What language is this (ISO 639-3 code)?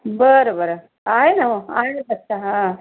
mar